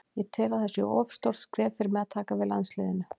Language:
Icelandic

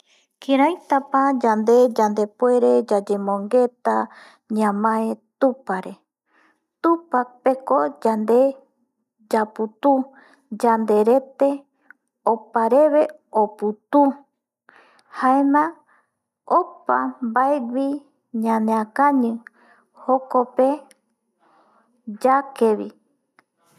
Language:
Eastern Bolivian Guaraní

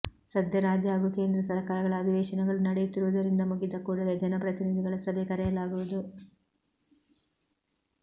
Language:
Kannada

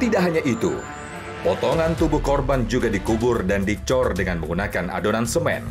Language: Indonesian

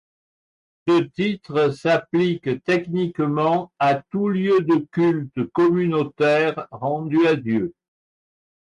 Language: French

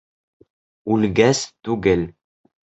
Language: Bashkir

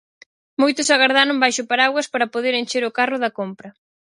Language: Galician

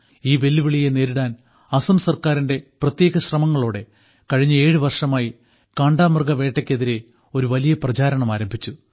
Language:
Malayalam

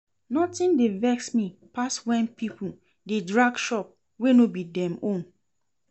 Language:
Nigerian Pidgin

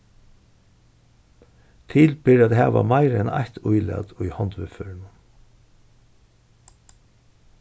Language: Faroese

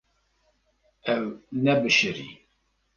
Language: Kurdish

